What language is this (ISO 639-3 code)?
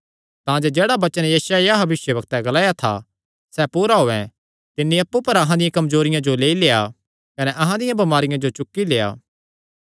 xnr